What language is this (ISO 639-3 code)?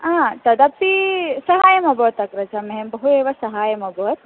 san